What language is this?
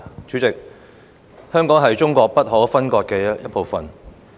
Cantonese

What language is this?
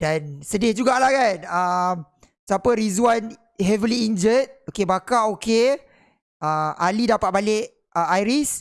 Malay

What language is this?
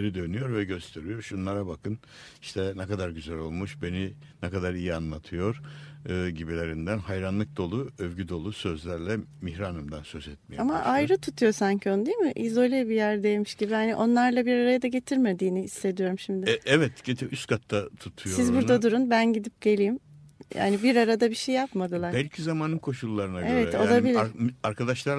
Turkish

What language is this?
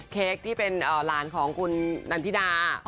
Thai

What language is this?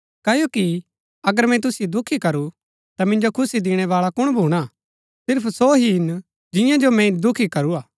Gaddi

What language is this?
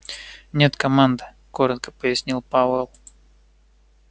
Russian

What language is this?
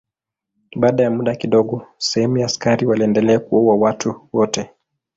Swahili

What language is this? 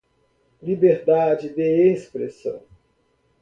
Portuguese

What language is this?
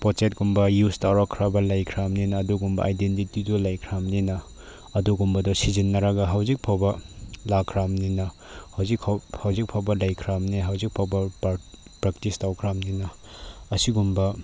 Manipuri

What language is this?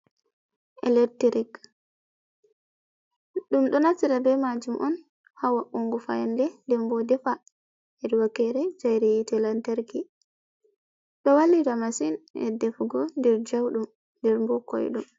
Fula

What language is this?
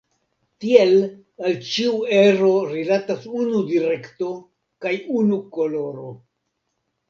Esperanto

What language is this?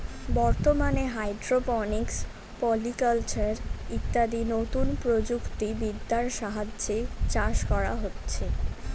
Bangla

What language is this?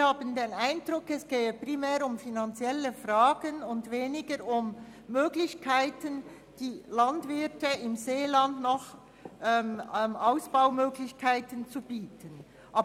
Swiss German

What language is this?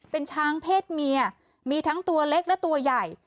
Thai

